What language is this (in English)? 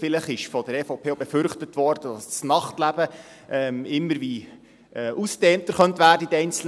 Swiss German